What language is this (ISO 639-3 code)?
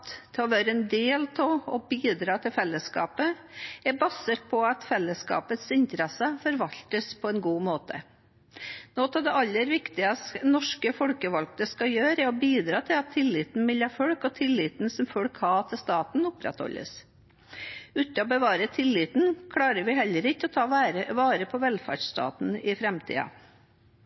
nob